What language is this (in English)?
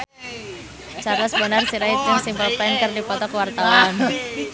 Sundanese